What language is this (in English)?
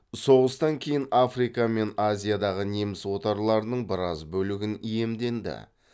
Kazakh